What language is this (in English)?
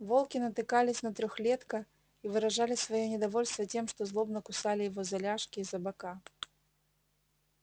Russian